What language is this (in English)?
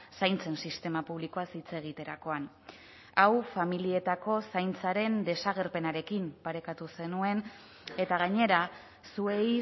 Basque